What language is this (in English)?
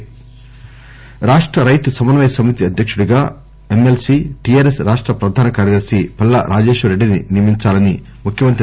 Telugu